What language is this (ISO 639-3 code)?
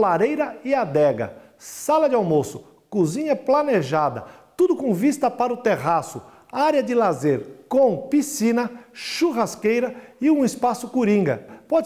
por